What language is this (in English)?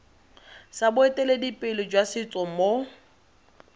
Tswana